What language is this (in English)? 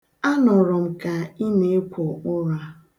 Igbo